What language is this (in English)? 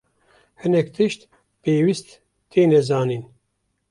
Kurdish